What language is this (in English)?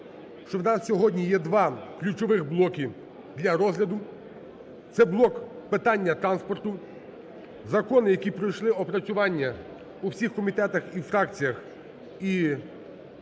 Ukrainian